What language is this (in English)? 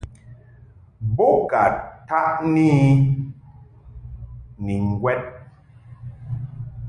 Mungaka